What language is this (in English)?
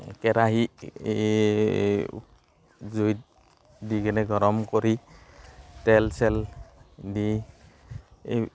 Assamese